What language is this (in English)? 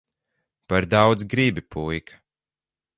Latvian